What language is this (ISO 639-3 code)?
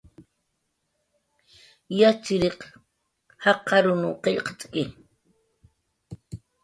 jqr